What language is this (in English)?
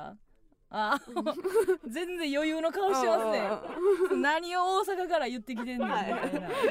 Japanese